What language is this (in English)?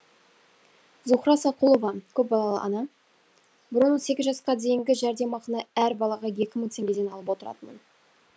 Kazakh